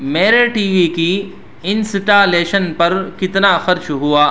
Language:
Urdu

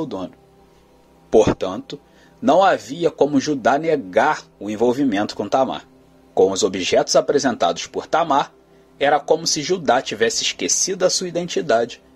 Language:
Portuguese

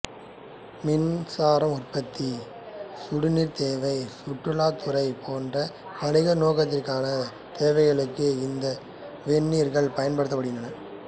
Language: Tamil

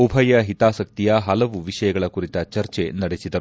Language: Kannada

